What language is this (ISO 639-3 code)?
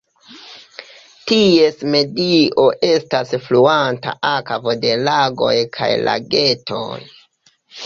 epo